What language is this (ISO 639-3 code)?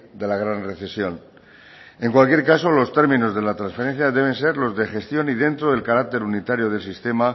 spa